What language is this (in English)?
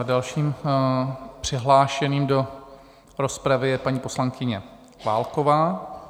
Czech